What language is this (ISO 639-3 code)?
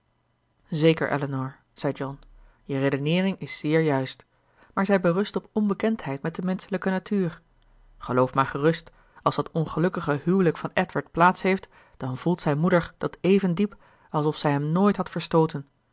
nld